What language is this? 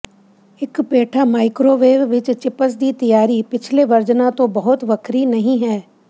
Punjabi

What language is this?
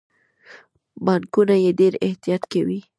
Pashto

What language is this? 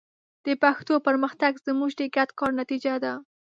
Pashto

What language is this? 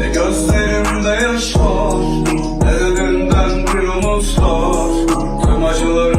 Turkish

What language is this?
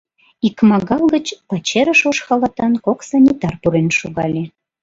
Mari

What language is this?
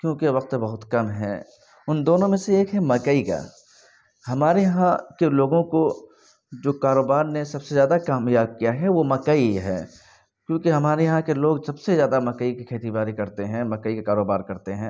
Urdu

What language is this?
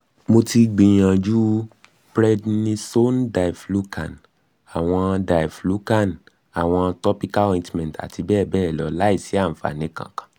Yoruba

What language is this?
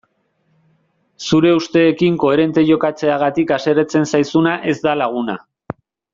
Basque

